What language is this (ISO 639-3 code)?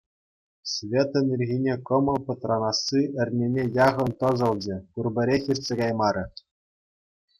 chv